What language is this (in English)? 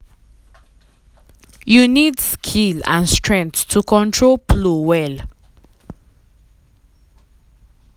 Nigerian Pidgin